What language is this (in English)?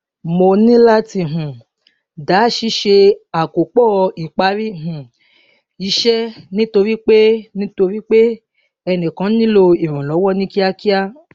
Yoruba